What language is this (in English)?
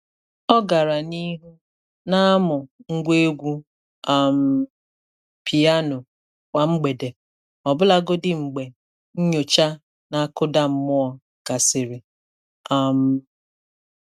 Igbo